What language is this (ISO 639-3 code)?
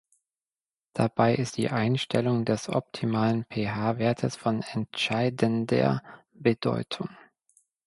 deu